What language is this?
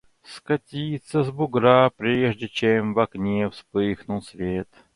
Russian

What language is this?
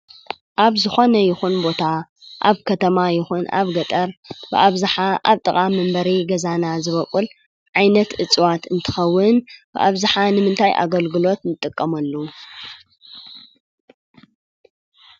Tigrinya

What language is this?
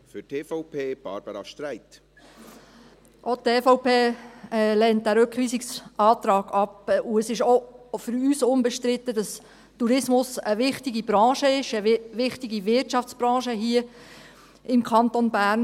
Swiss German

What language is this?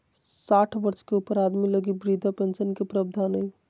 Magahi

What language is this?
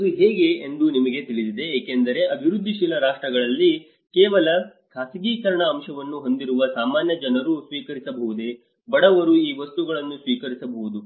Kannada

